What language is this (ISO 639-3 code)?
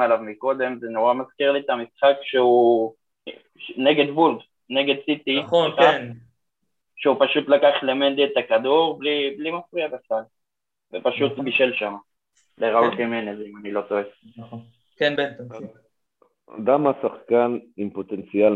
heb